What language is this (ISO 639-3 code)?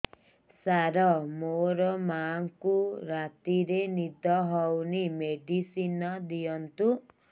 ori